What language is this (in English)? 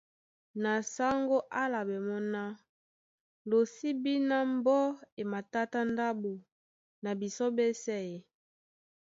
Duala